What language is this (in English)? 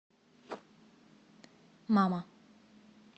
Russian